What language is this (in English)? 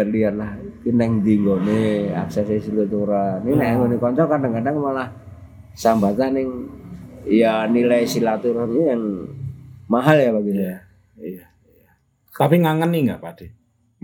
Indonesian